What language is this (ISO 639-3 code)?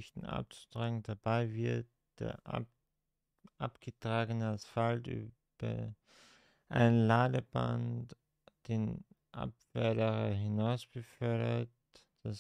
deu